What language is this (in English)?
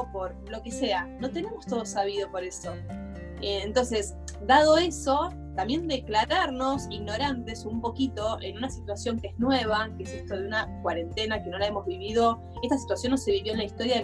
Spanish